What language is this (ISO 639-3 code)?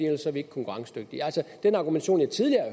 dan